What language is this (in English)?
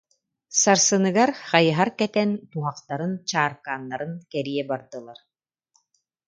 Yakut